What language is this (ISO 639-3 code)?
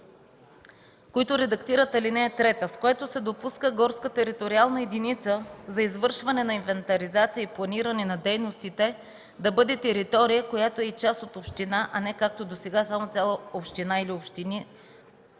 bul